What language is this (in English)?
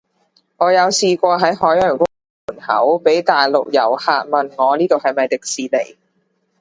Cantonese